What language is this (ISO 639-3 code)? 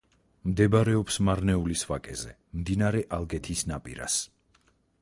kat